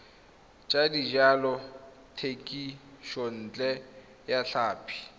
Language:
Tswana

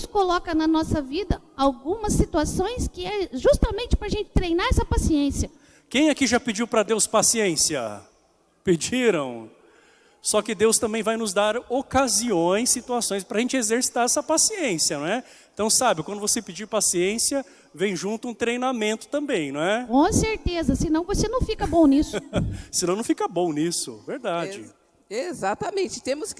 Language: Portuguese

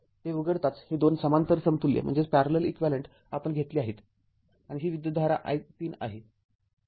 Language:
Marathi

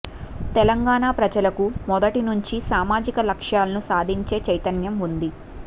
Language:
Telugu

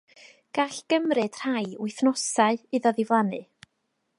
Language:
Welsh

